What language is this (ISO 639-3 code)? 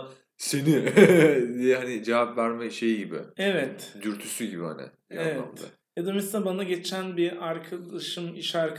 tur